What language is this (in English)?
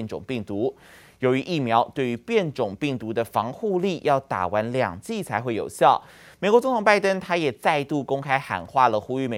Chinese